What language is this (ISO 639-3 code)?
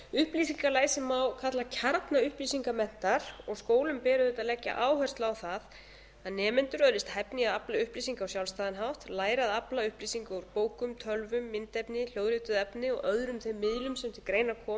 isl